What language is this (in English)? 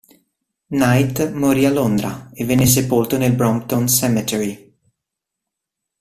Italian